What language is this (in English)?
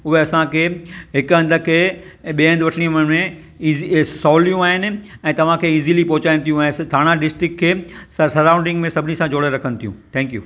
Sindhi